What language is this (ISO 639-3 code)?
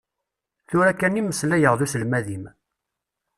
kab